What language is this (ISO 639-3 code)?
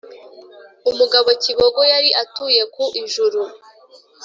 kin